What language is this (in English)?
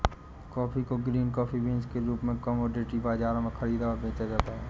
Hindi